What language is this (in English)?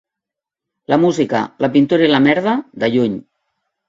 Catalan